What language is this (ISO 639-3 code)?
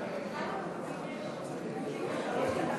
heb